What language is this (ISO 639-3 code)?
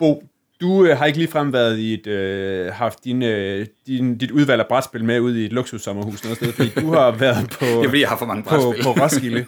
dan